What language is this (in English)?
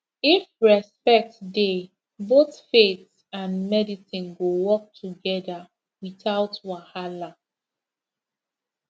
Nigerian Pidgin